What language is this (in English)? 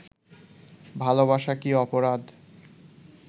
Bangla